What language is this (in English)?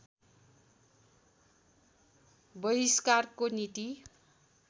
Nepali